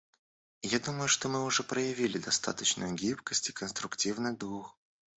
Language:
Russian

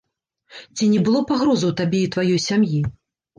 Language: Belarusian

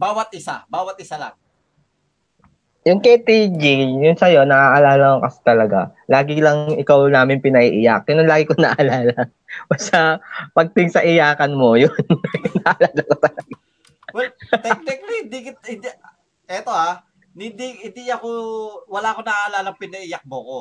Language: Filipino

